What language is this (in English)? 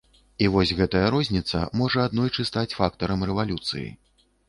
Belarusian